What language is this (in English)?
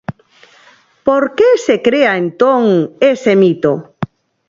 Galician